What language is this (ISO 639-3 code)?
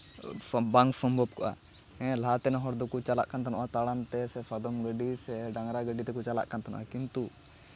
sat